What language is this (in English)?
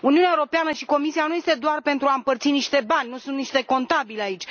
Romanian